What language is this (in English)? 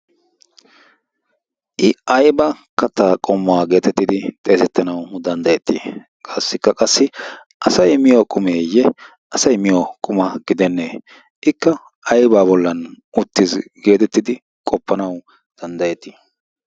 Wolaytta